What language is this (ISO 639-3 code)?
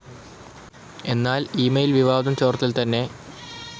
mal